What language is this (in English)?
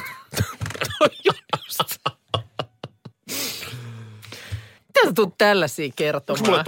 Finnish